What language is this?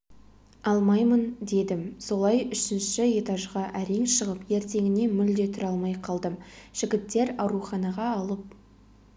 Kazakh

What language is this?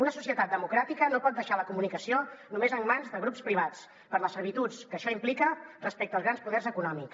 Catalan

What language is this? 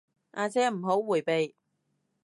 Cantonese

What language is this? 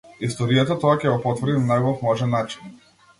Macedonian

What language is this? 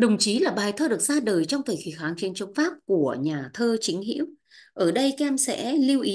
Vietnamese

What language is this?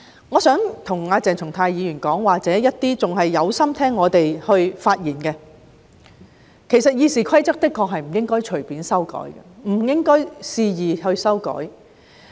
Cantonese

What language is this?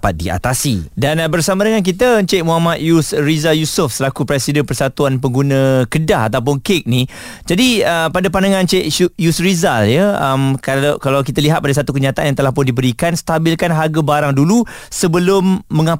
Malay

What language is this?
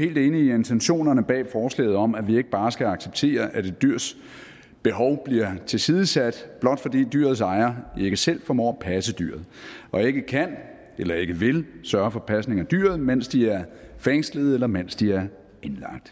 Danish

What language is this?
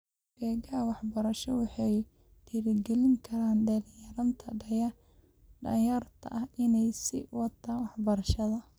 Somali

